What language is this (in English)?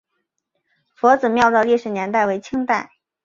Chinese